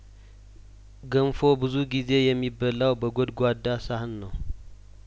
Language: Amharic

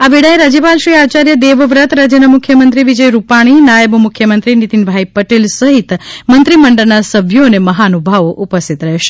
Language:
Gujarati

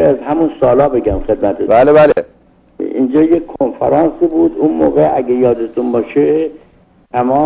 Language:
Persian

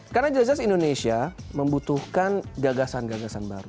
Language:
Indonesian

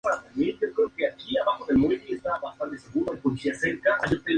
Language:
Spanish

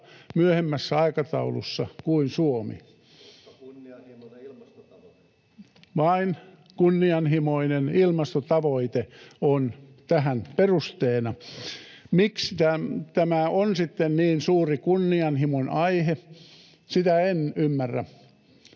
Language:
Finnish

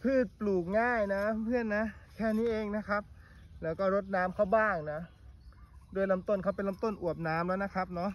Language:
Thai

